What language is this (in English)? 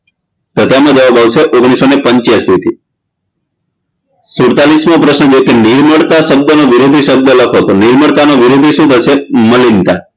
Gujarati